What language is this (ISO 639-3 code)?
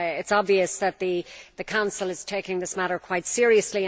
eng